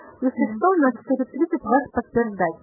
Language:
Russian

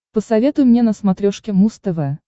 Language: Russian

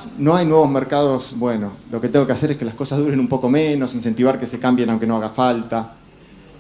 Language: Spanish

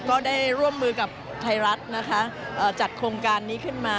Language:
Thai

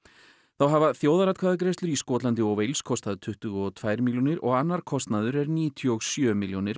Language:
Icelandic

